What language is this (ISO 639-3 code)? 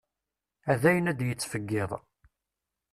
kab